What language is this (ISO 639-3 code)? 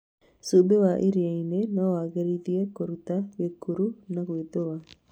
kik